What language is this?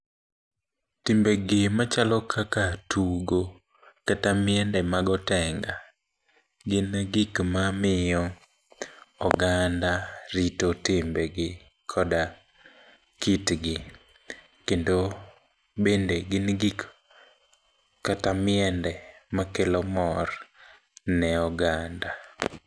Luo (Kenya and Tanzania)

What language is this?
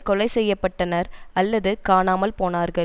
Tamil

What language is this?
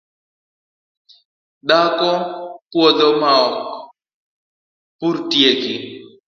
Luo (Kenya and Tanzania)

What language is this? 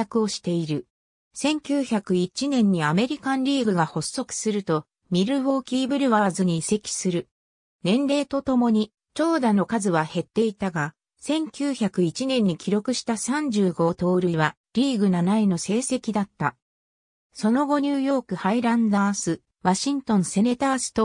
Japanese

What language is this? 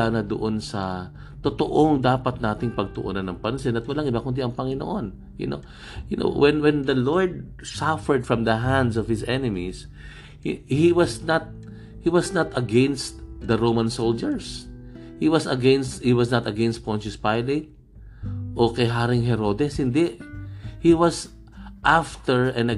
Filipino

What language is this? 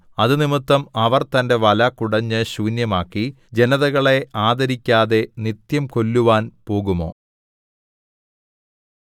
Malayalam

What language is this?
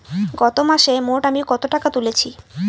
Bangla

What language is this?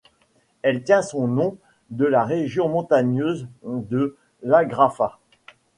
French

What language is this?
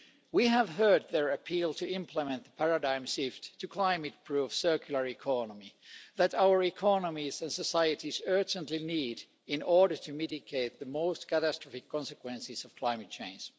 English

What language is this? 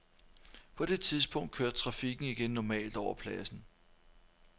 Danish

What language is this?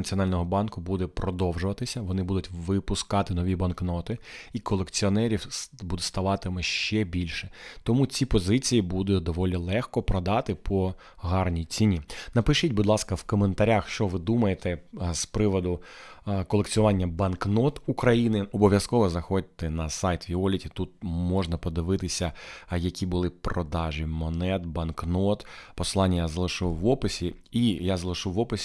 Ukrainian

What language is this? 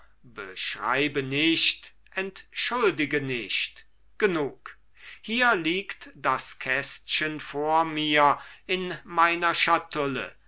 German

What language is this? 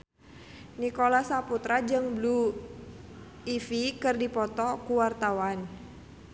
Sundanese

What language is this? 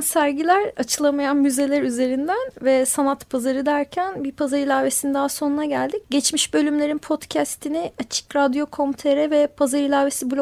Turkish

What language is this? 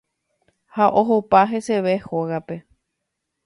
Guarani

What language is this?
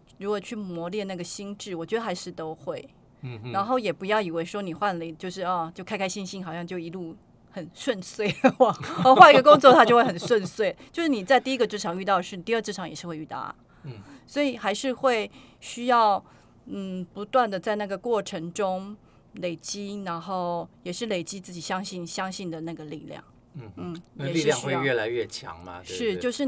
Chinese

